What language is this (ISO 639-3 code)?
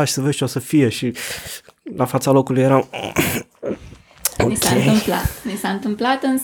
ron